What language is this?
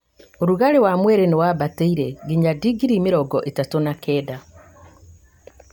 Kikuyu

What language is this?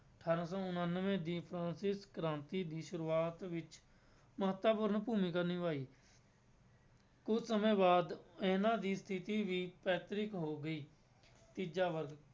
Punjabi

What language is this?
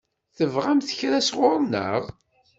Kabyle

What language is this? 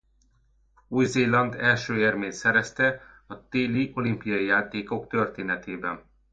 Hungarian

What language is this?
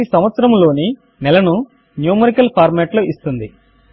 Telugu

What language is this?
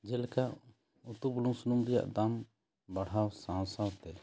Santali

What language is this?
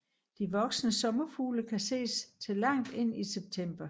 Danish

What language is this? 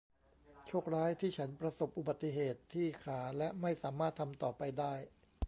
Thai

